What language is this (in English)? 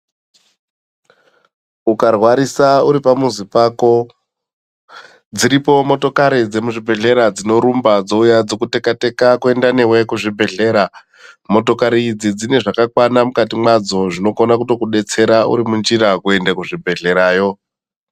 Ndau